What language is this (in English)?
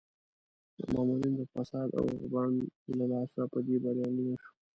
Pashto